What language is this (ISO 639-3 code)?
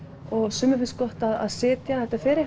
isl